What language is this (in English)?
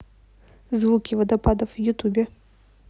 Russian